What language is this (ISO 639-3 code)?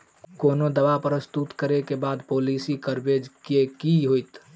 mai